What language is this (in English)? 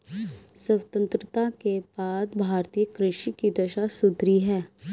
Hindi